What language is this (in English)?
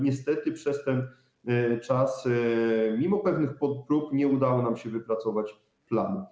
Polish